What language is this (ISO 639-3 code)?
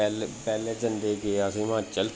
doi